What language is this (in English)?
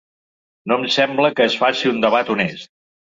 Catalan